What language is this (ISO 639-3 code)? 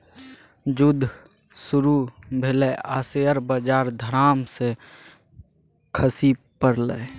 mai